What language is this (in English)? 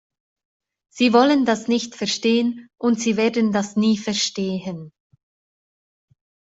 German